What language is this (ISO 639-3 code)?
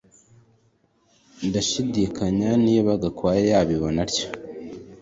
kin